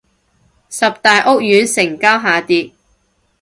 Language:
Cantonese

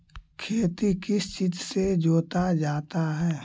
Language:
Magahi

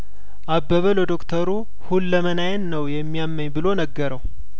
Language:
Amharic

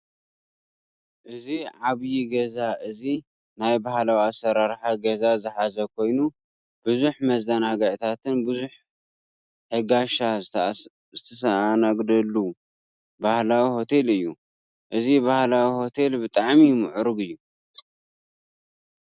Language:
Tigrinya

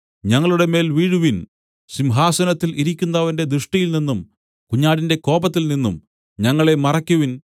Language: Malayalam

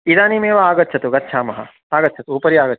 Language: Sanskrit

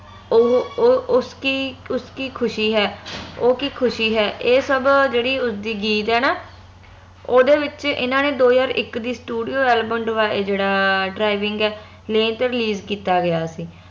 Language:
Punjabi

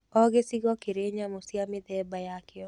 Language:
Kikuyu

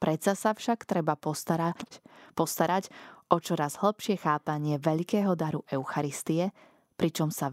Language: Slovak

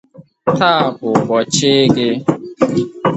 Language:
Igbo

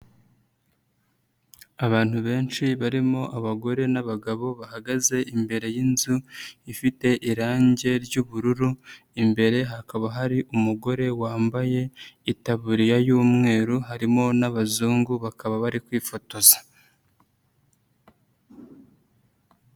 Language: Kinyarwanda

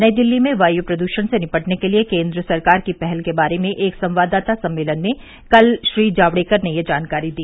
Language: Hindi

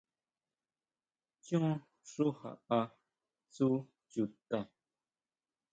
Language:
Huautla Mazatec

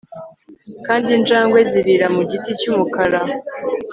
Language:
Kinyarwanda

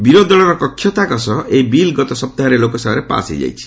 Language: Odia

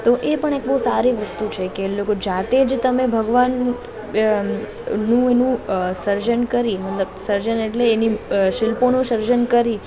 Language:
Gujarati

